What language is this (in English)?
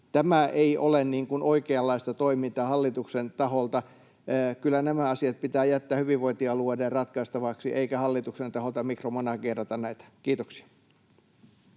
Finnish